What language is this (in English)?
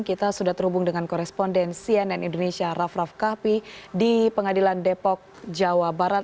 Indonesian